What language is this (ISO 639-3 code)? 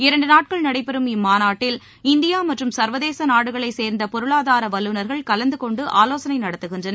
tam